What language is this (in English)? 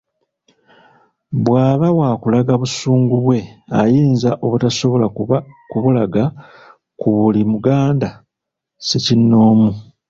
Ganda